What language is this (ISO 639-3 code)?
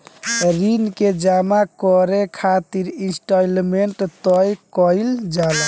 bho